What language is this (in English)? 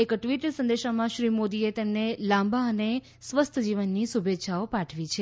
Gujarati